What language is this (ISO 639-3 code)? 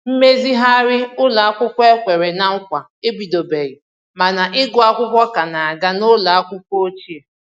ibo